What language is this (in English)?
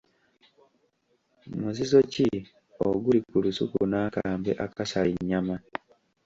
Ganda